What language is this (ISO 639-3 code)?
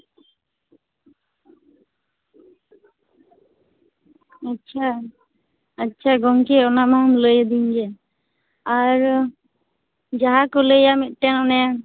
sat